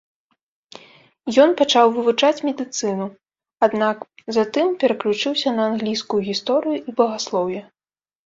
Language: Belarusian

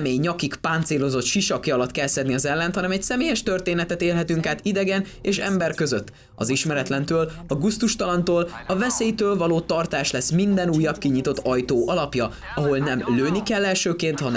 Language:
Hungarian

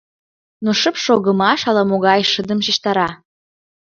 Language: Mari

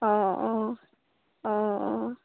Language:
Assamese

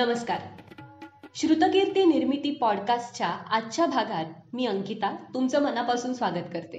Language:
Marathi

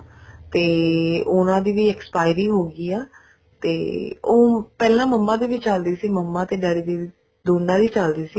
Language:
Punjabi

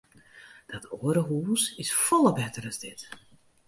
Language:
Western Frisian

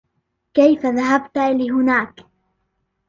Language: Arabic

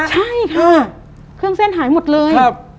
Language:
Thai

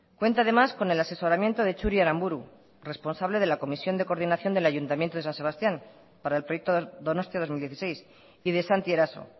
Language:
Spanish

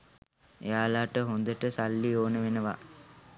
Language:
Sinhala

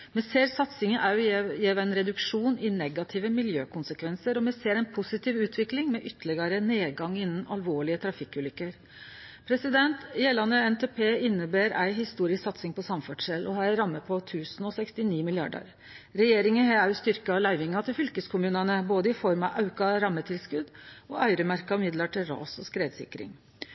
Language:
Norwegian Nynorsk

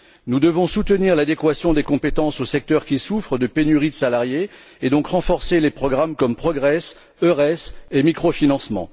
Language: French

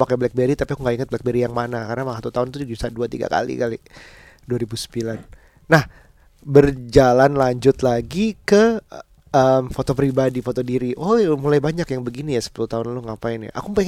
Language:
Indonesian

